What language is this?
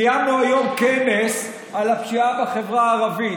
Hebrew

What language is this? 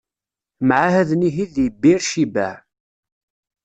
Kabyle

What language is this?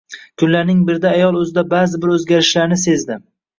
Uzbek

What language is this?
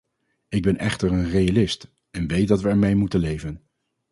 Dutch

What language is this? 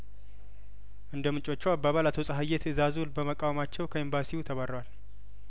Amharic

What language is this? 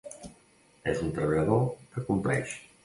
Catalan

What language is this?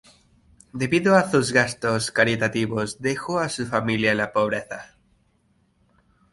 Spanish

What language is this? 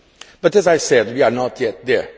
English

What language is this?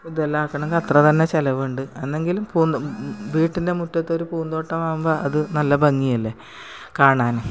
Malayalam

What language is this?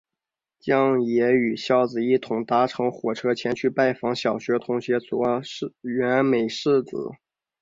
Chinese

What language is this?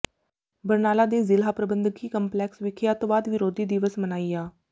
Punjabi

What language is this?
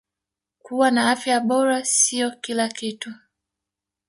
Swahili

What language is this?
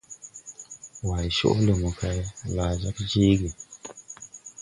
Tupuri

